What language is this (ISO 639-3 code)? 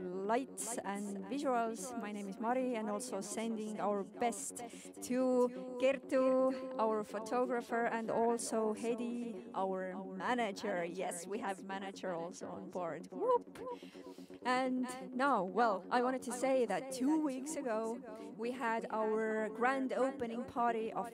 eng